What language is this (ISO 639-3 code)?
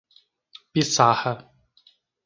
por